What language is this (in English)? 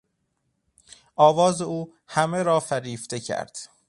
Persian